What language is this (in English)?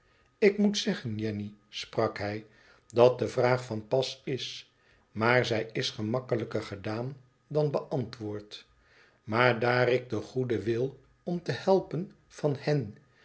Dutch